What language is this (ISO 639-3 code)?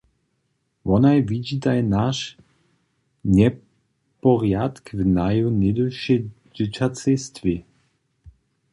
hsb